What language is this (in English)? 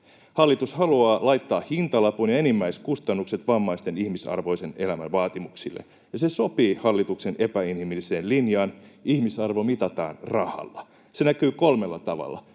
Finnish